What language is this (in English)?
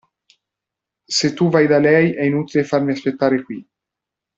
Italian